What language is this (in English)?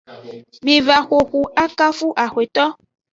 Aja (Benin)